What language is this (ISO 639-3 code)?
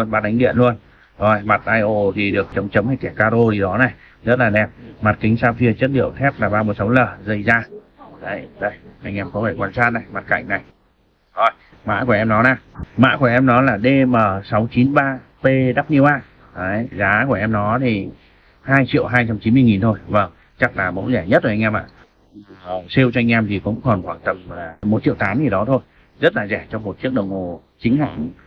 vie